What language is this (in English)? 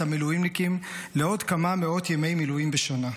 Hebrew